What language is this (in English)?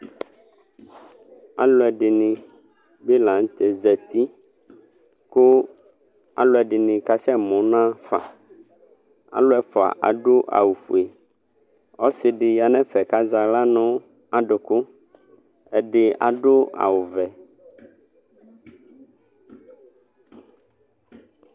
Ikposo